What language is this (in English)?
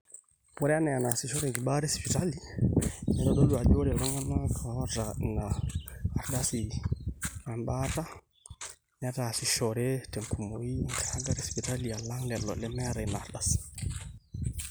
Masai